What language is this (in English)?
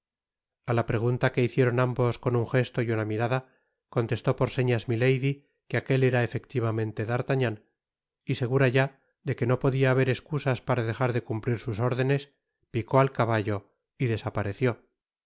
Spanish